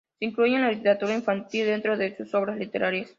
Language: Spanish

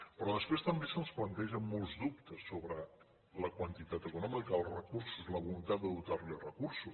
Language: Catalan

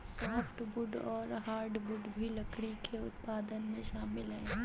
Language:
Hindi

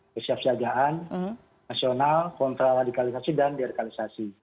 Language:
Indonesian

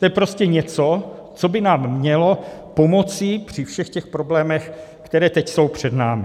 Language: Czech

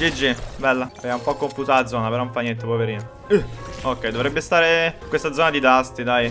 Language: Italian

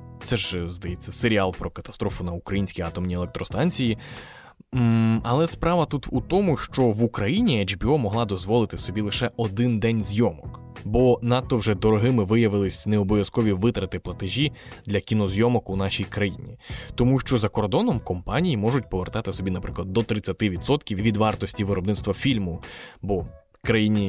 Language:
Ukrainian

